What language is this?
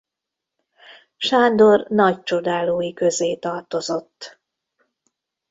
Hungarian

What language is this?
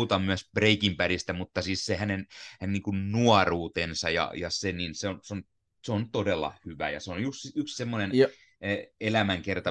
Finnish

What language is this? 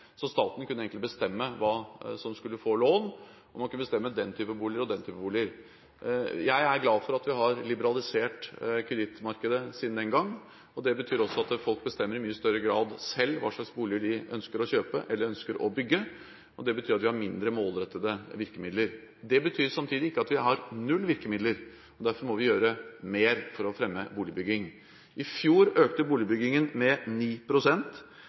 Norwegian Bokmål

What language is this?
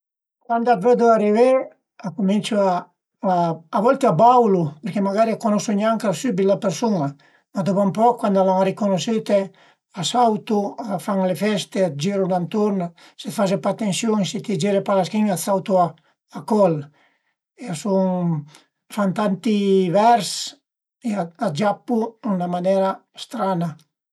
Piedmontese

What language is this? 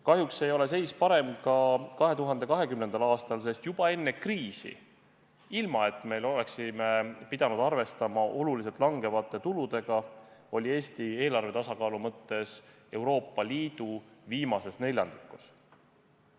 Estonian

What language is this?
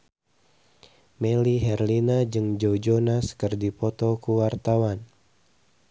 Sundanese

